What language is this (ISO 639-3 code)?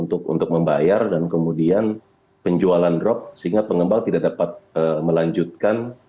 ind